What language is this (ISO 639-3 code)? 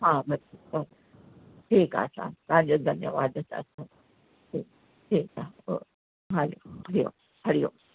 snd